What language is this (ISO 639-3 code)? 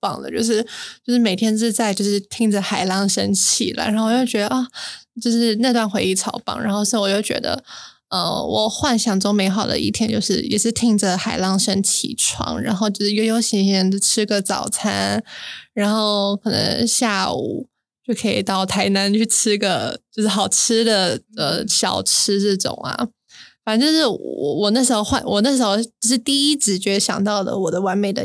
zho